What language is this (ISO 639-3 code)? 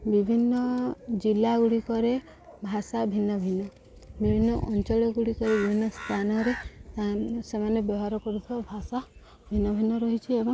ori